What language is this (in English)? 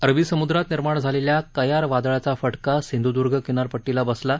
Marathi